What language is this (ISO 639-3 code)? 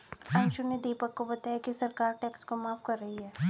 hin